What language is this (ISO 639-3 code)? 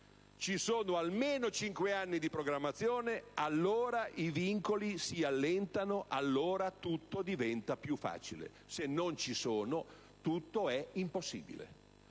ita